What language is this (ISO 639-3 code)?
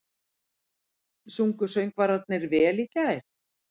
isl